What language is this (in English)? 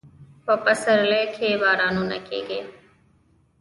Pashto